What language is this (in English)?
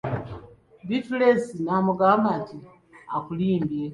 Ganda